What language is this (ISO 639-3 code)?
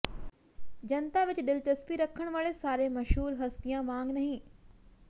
pan